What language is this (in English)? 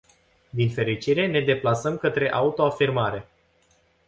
Romanian